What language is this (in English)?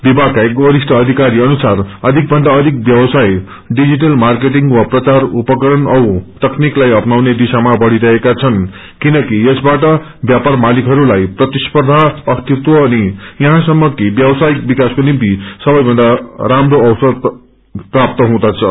Nepali